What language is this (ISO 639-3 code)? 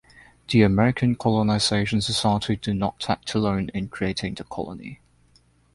eng